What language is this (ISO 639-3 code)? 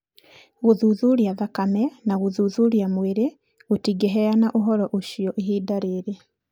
kik